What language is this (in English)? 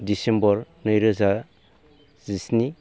Bodo